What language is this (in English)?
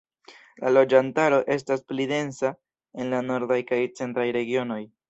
Esperanto